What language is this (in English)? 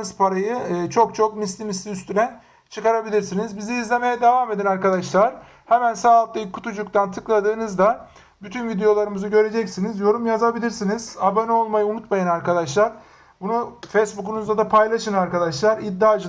Turkish